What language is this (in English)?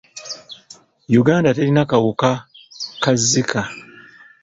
Ganda